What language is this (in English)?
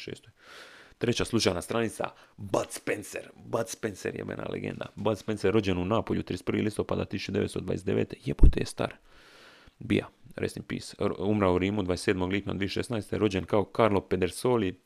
Croatian